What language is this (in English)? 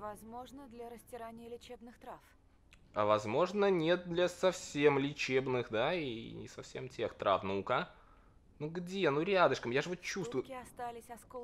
Russian